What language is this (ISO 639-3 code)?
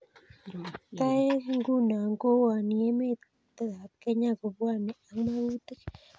kln